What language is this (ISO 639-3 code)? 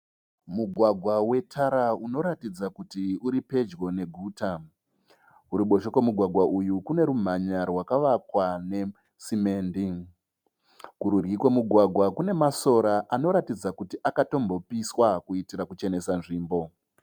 sna